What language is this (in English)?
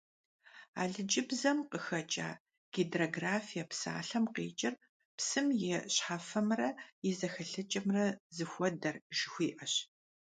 Kabardian